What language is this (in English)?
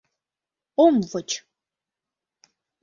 Mari